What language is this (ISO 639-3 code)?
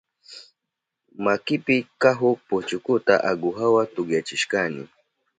qup